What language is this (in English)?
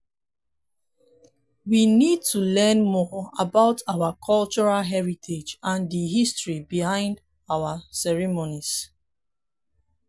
Nigerian Pidgin